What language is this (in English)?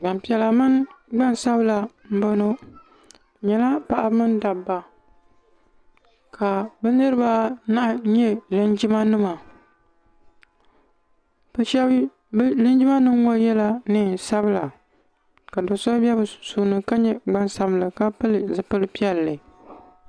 Dagbani